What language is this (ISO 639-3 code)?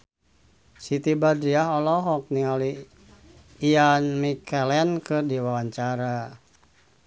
sun